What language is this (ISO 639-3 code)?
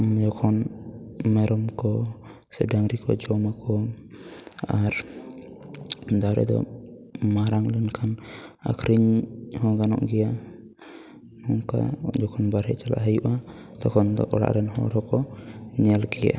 sat